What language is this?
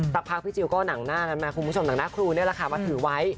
Thai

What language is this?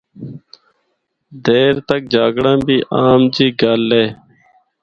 Northern Hindko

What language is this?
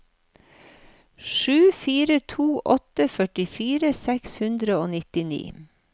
Norwegian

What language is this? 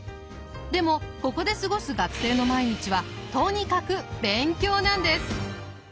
Japanese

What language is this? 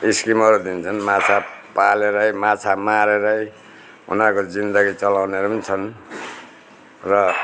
Nepali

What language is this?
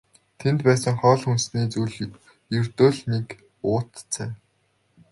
Mongolian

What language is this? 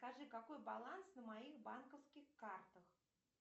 Russian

